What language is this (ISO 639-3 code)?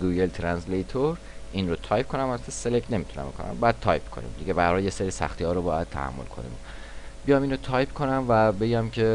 fas